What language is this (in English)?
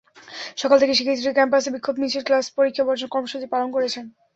Bangla